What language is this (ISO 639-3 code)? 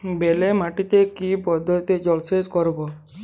ben